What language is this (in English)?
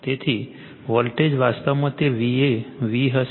Gujarati